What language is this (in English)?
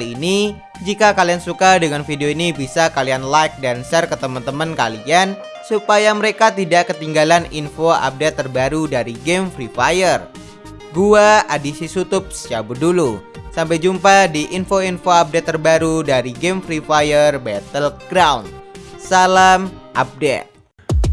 Indonesian